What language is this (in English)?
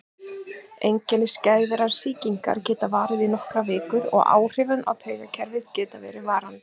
Icelandic